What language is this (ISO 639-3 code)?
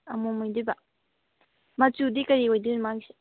mni